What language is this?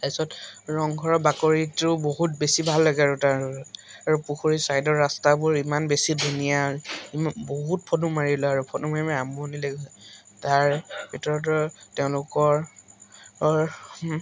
Assamese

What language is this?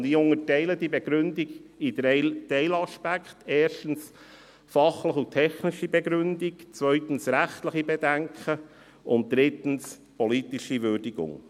Swiss German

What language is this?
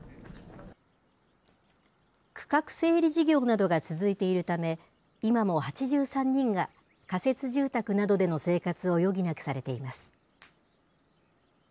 Japanese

